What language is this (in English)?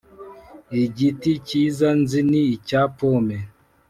Kinyarwanda